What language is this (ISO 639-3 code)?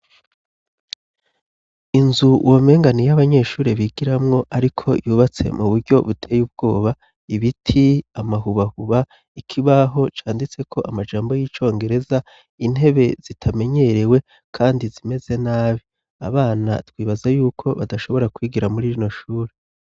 run